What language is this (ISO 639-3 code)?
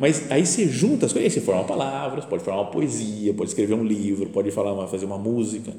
por